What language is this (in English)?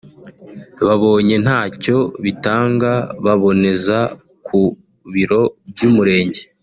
Kinyarwanda